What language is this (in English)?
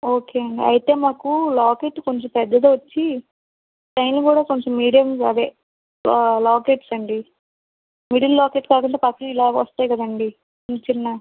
Telugu